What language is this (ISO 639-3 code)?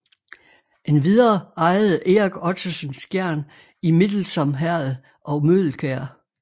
dan